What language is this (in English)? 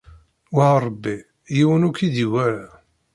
Kabyle